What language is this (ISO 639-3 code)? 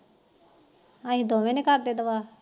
pan